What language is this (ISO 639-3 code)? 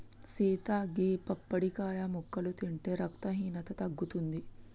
tel